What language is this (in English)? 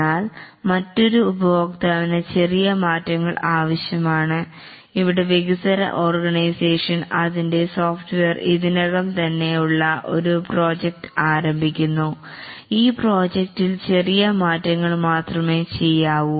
Malayalam